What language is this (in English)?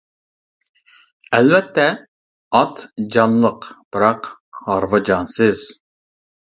Uyghur